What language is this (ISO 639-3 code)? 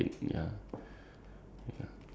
eng